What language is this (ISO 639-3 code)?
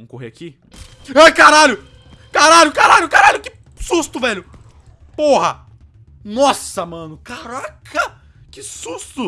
por